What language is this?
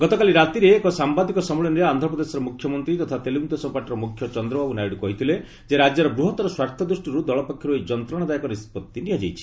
Odia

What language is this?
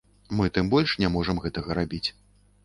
Belarusian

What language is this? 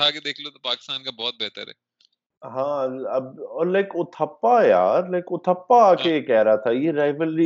Urdu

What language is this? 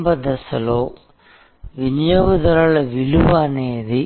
Telugu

